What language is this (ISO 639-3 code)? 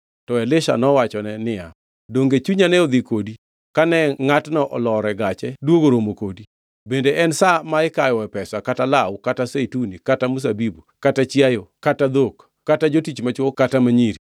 luo